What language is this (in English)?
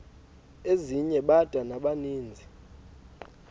Xhosa